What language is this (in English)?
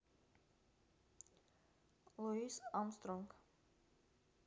Russian